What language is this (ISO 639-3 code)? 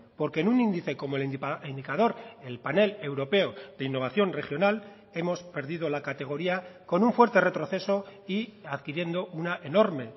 spa